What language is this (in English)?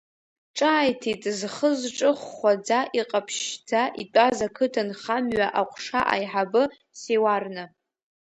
Abkhazian